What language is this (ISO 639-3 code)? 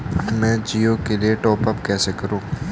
hin